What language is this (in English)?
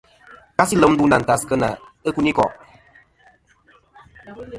Kom